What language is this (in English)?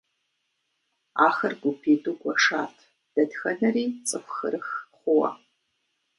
Kabardian